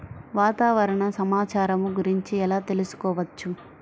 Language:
Telugu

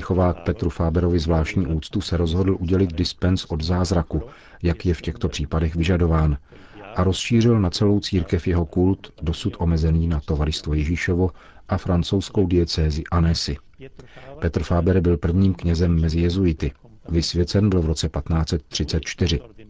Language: Czech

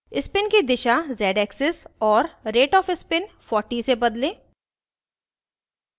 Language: Hindi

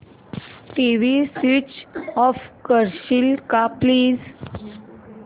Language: Marathi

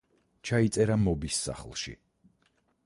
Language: Georgian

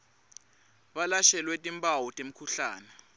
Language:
Swati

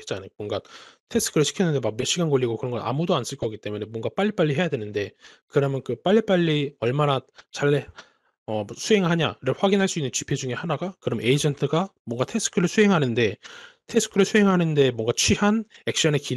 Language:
Korean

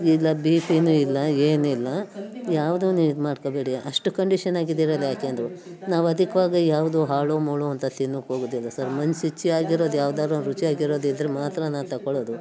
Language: Kannada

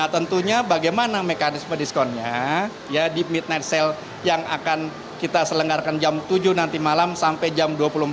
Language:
Indonesian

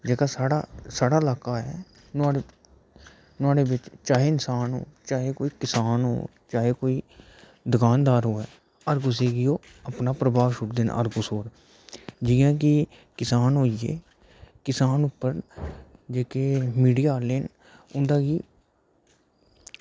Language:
Dogri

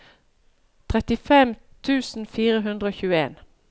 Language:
Norwegian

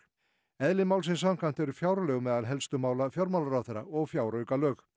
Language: Icelandic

